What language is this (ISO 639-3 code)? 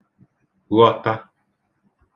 ibo